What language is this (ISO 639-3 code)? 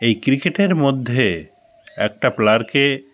ben